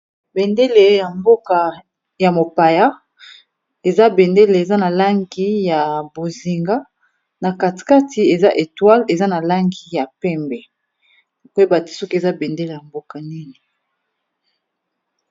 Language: Lingala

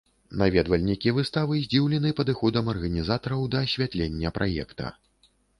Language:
Belarusian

